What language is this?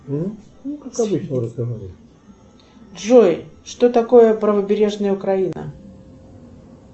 Russian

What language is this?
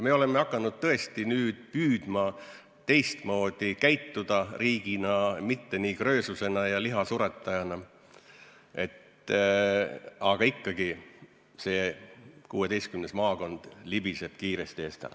Estonian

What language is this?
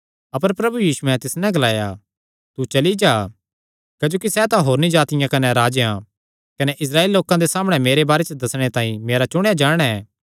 Kangri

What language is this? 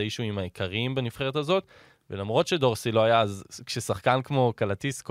Hebrew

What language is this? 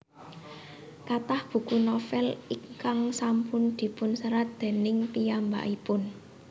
Javanese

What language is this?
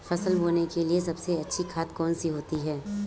Hindi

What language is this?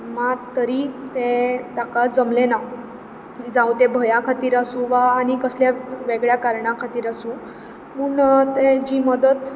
Konkani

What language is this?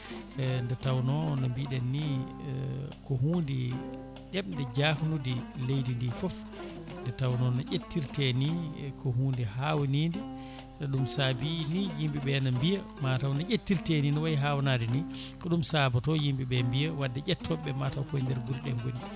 Fula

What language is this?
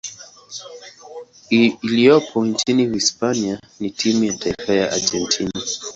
Swahili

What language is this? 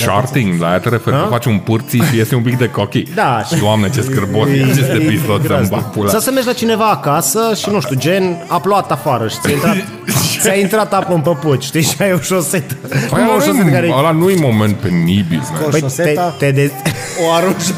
Romanian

